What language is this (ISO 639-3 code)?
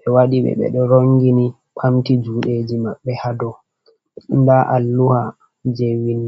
ful